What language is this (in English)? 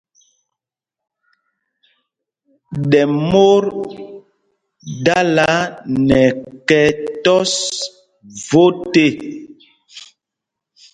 Mpumpong